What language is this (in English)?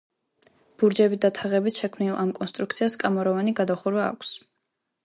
Georgian